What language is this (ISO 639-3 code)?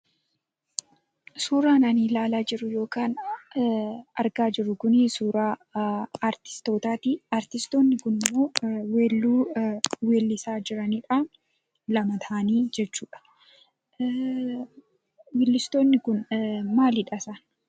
orm